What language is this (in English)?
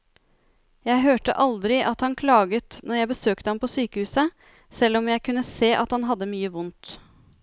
Norwegian